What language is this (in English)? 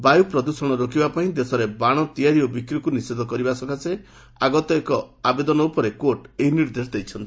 Odia